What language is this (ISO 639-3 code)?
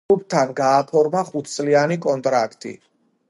kat